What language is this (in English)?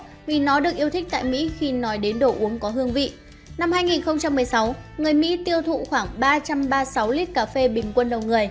Vietnamese